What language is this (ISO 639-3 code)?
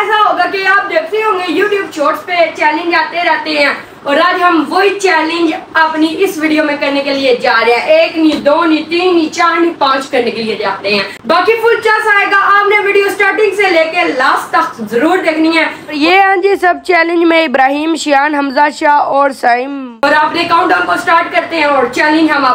hin